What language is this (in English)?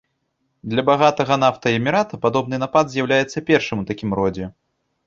Belarusian